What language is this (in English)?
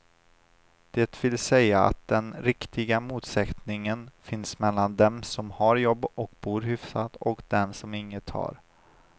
Swedish